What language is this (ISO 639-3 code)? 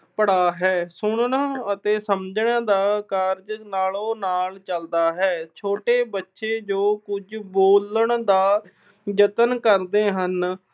pan